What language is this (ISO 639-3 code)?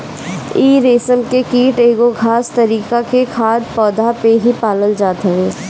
bho